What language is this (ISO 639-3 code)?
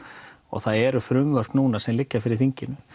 isl